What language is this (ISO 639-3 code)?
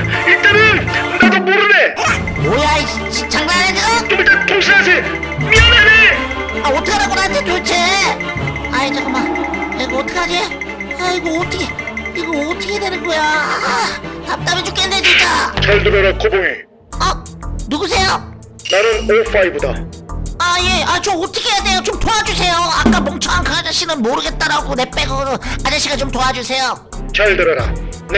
kor